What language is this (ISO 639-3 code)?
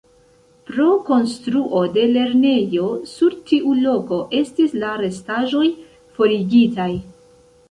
epo